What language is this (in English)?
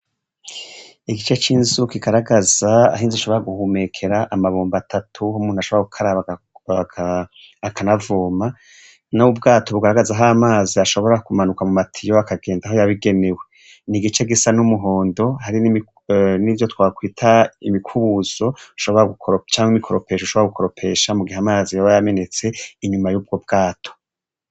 Rundi